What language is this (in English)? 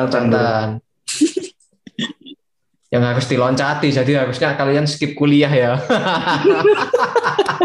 Indonesian